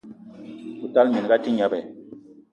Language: Eton (Cameroon)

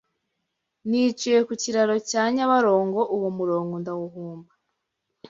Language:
Kinyarwanda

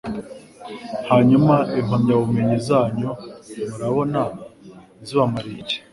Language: Kinyarwanda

